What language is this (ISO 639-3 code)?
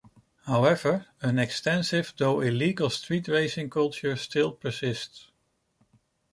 eng